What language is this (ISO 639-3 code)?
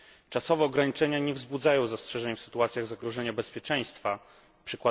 pol